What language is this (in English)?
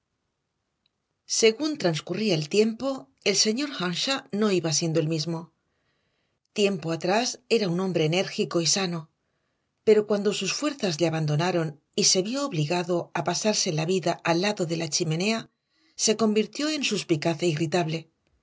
Spanish